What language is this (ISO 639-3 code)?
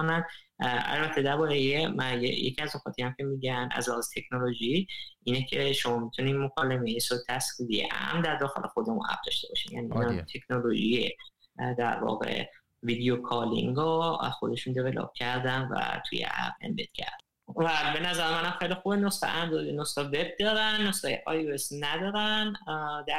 fas